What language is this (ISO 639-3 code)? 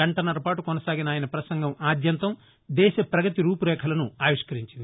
tel